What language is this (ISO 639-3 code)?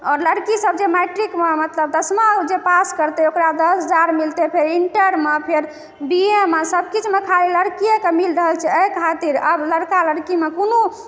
mai